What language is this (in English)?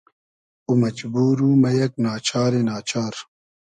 Hazaragi